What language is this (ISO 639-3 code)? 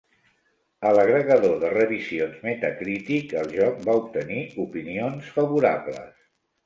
cat